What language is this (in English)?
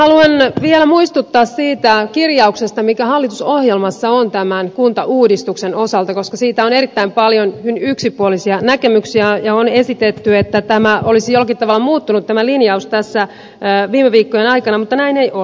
Finnish